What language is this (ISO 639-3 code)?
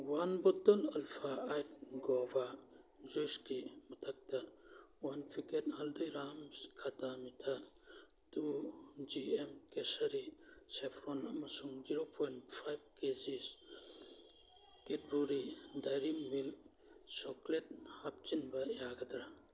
mni